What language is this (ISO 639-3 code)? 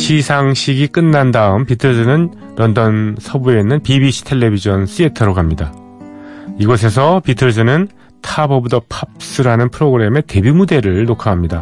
kor